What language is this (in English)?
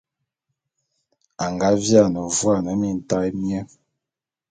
Bulu